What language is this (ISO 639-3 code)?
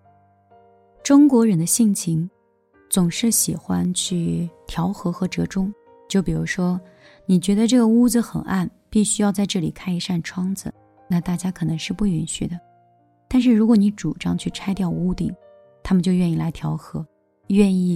zho